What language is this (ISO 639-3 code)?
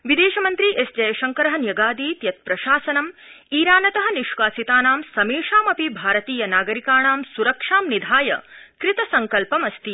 san